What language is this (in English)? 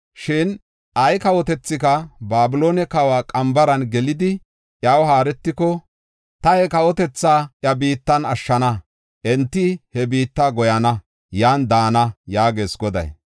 Gofa